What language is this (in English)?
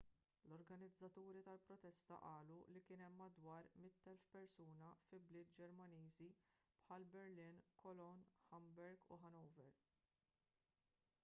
Maltese